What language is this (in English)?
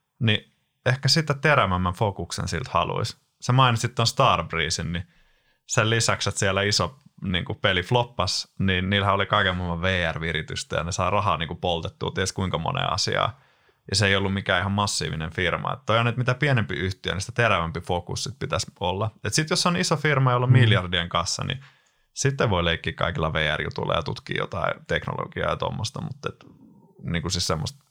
Finnish